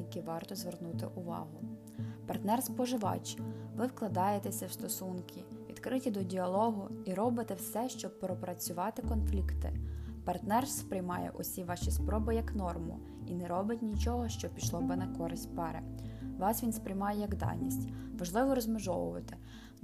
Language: Ukrainian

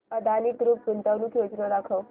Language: Marathi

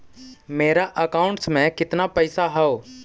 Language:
Magahi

